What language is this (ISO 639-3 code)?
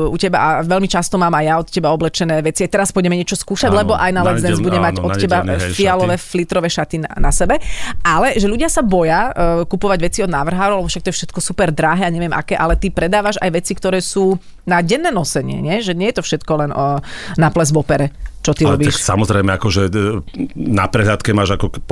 slk